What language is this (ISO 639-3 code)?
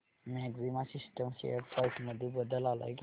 mar